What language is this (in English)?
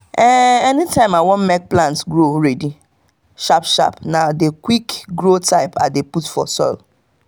Nigerian Pidgin